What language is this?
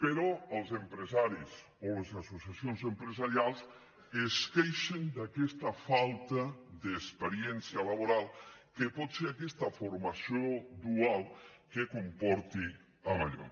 Catalan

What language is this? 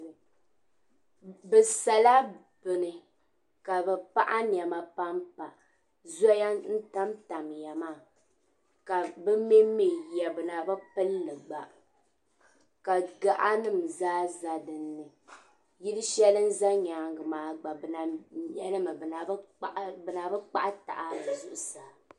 Dagbani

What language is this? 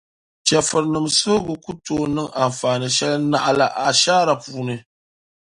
Dagbani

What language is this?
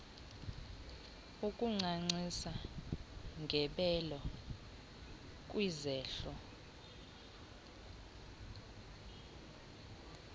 Xhosa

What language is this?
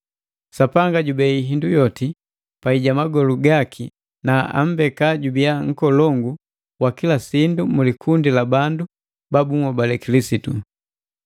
Matengo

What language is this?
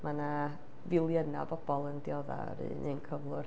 Welsh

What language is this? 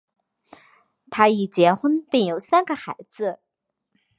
Chinese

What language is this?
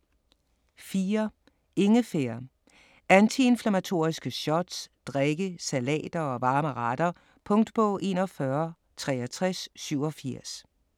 Danish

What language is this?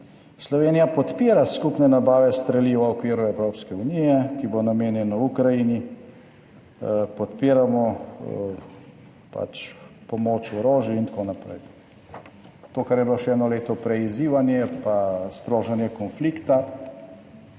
Slovenian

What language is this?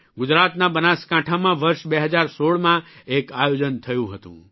Gujarati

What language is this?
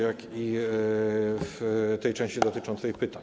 Polish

